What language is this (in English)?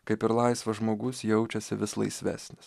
Lithuanian